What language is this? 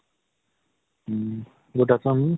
Assamese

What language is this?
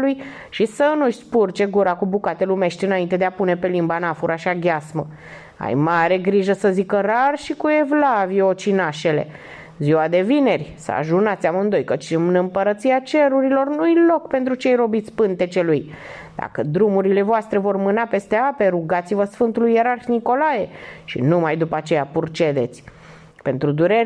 Romanian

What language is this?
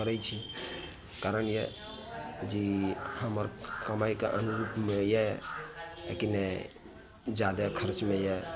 Maithili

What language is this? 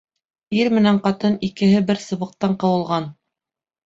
Bashkir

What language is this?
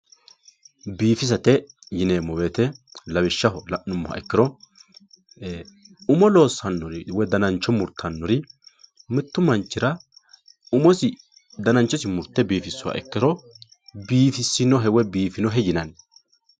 Sidamo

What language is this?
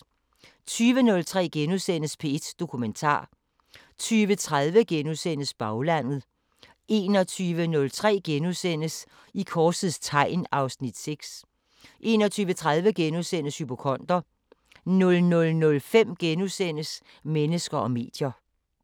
Danish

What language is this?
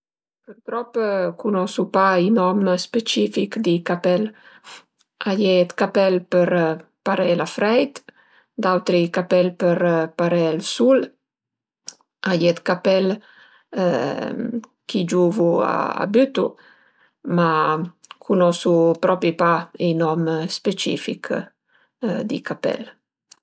Piedmontese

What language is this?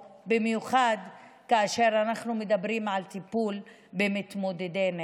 Hebrew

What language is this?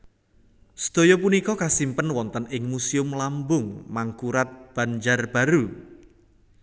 Javanese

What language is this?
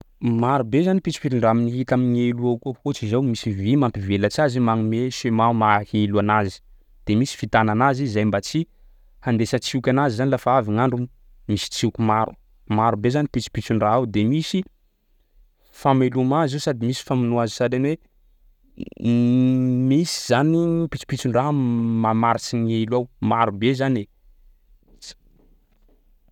Sakalava Malagasy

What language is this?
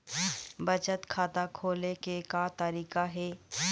Chhattisgarhi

